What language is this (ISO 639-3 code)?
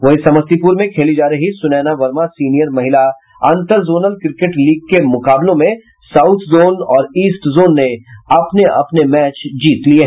hin